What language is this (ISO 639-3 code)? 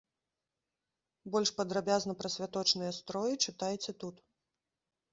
bel